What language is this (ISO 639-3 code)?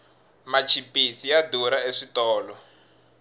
tso